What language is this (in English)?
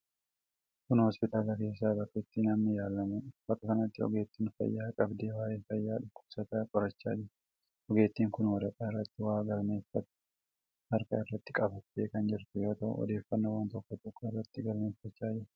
Oromo